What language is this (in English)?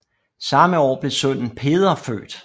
Danish